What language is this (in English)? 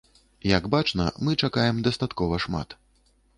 Belarusian